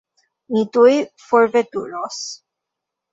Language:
Esperanto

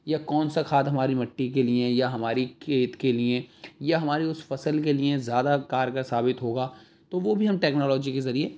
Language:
Urdu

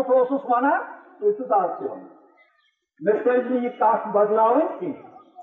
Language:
Urdu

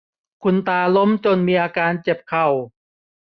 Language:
Thai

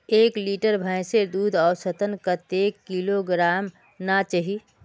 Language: Magahi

